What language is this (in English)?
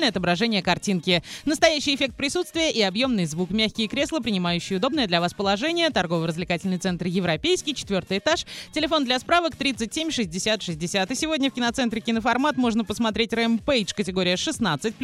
Russian